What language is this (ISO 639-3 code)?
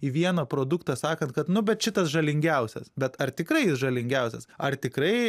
lit